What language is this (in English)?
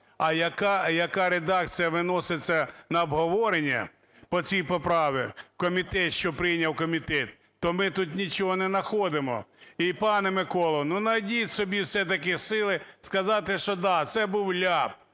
Ukrainian